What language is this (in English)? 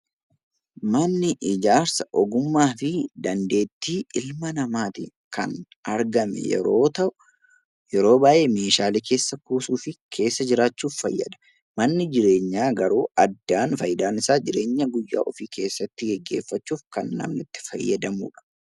Oromo